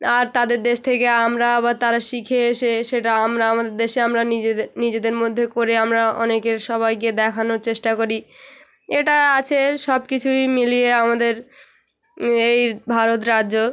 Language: Bangla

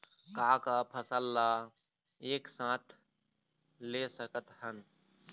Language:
Chhattisgarhi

